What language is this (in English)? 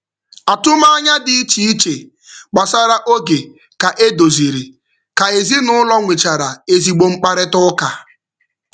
Igbo